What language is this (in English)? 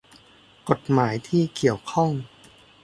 Thai